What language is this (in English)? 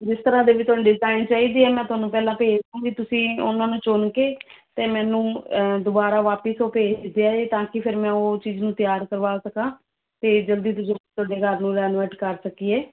Punjabi